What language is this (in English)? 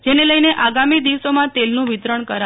Gujarati